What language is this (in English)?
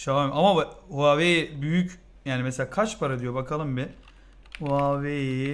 Turkish